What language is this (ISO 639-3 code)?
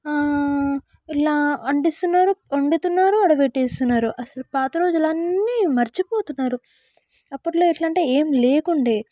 tel